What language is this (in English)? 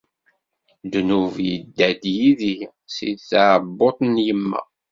Kabyle